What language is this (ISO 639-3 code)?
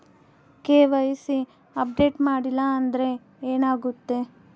kan